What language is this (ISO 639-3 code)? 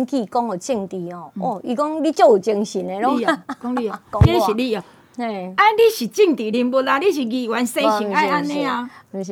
zho